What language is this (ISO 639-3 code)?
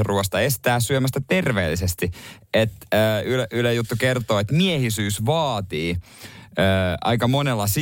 fin